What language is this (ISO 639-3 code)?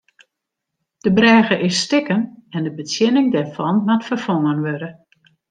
fry